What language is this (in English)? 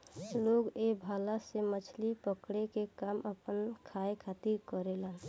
Bhojpuri